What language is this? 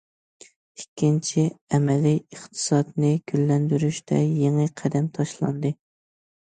Uyghur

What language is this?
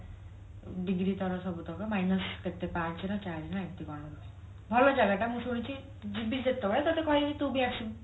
Odia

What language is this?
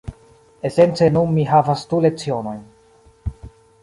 Esperanto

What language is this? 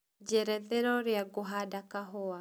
Kikuyu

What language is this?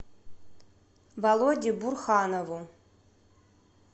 Russian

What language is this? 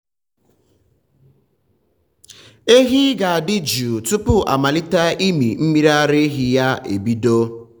Igbo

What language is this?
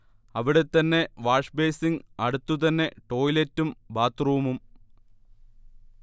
Malayalam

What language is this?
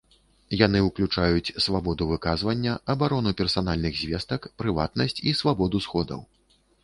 Belarusian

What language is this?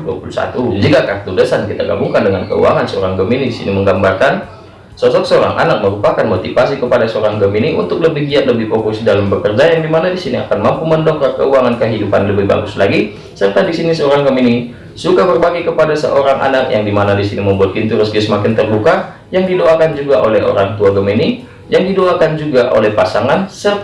Indonesian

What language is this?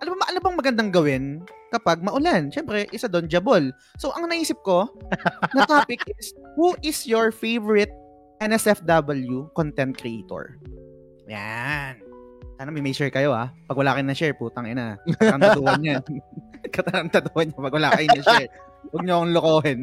Filipino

